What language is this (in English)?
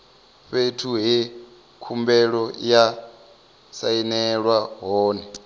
Venda